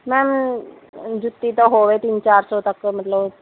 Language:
Punjabi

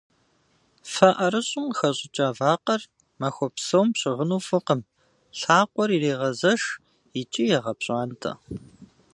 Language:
Kabardian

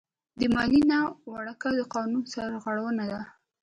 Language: Pashto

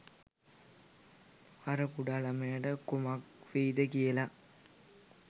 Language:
Sinhala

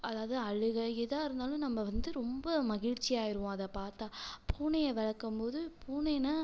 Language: Tamil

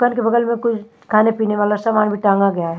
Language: Hindi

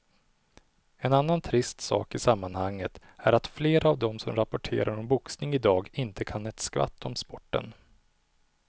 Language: Swedish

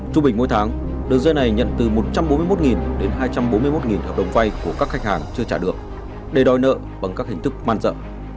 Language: Vietnamese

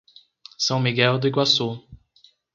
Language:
Portuguese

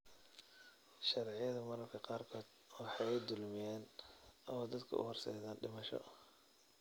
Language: Somali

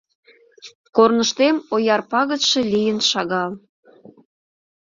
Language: Mari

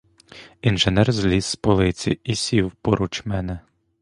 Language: Ukrainian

